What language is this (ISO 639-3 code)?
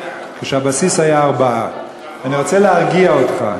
heb